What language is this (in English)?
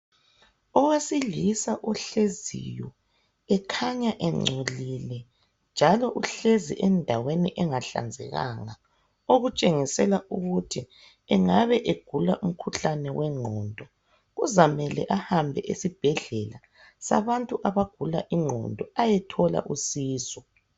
North Ndebele